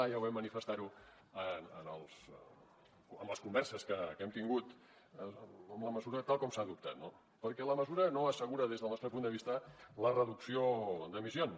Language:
Catalan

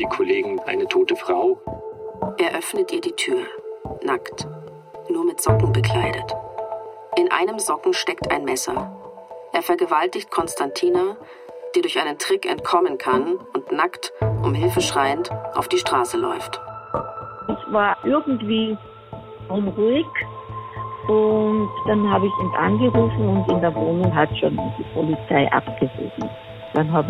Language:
German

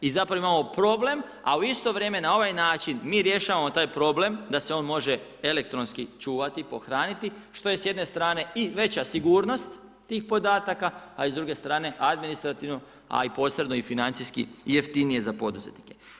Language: Croatian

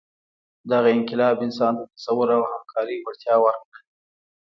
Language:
Pashto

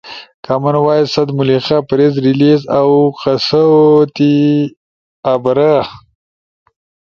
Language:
Ushojo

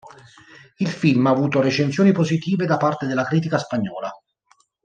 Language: Italian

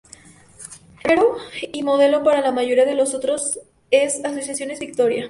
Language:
Spanish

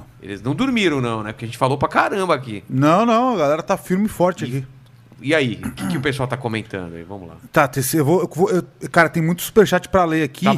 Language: Portuguese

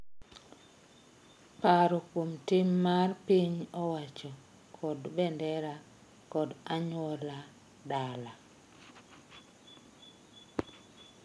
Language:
Luo (Kenya and Tanzania)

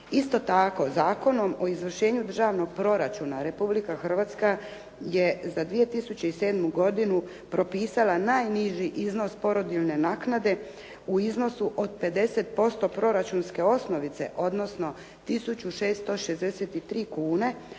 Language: Croatian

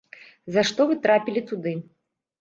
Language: Belarusian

